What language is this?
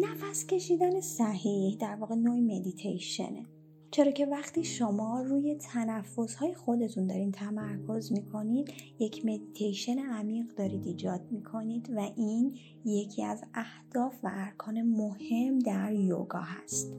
Persian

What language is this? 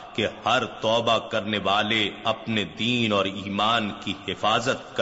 Urdu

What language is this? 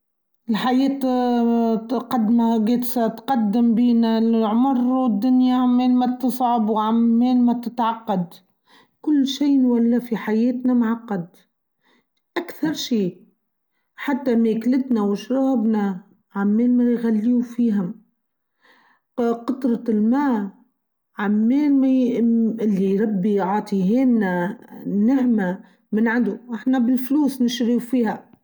Tunisian Arabic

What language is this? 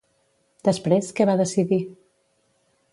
Catalan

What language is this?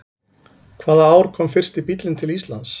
Icelandic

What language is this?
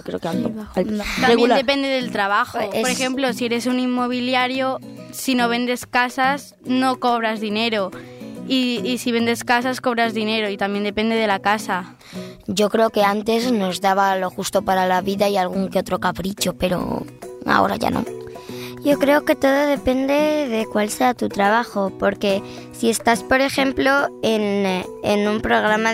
Spanish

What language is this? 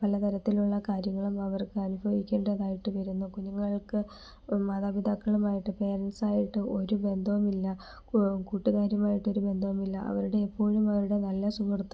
Malayalam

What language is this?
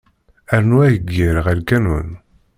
Kabyle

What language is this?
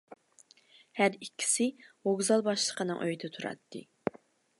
Uyghur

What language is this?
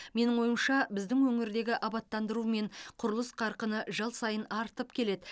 Kazakh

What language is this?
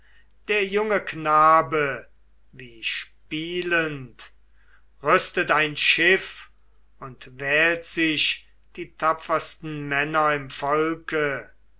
German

